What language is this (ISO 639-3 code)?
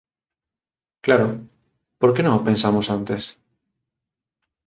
glg